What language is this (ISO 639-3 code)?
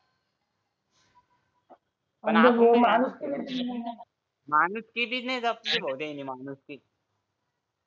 mar